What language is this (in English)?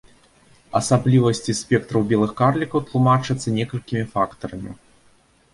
Belarusian